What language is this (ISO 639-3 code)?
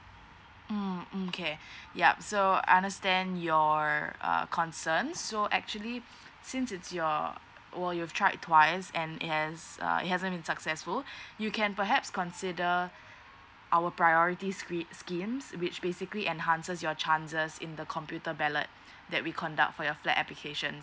eng